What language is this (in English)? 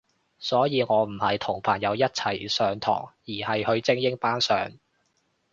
Cantonese